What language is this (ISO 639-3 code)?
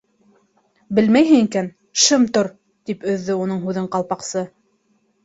bak